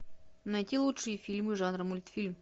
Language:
Russian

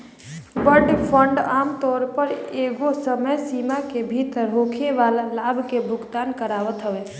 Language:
Bhojpuri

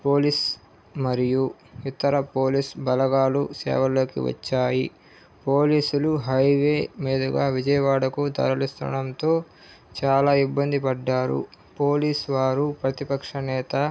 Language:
Telugu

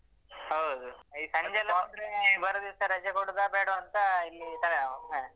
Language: Kannada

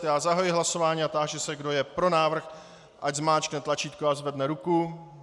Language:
Czech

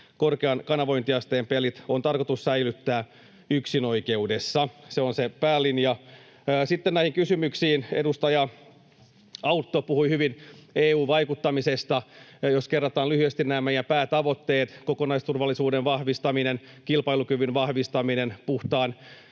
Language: Finnish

